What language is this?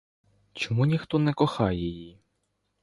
Ukrainian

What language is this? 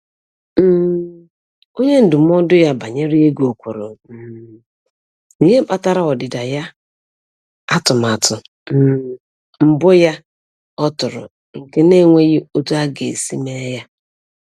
Igbo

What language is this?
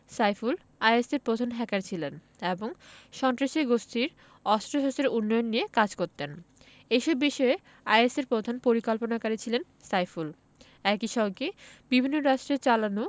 Bangla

